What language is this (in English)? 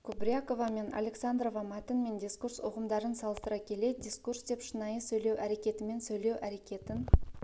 Kazakh